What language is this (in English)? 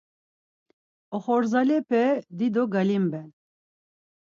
Laz